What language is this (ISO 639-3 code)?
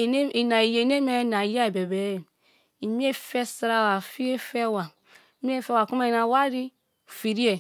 ijn